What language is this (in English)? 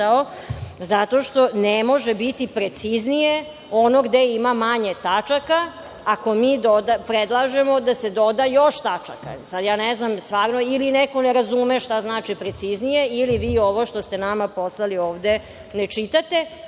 Serbian